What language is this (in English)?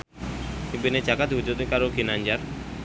Javanese